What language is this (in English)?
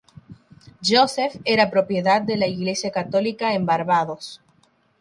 Spanish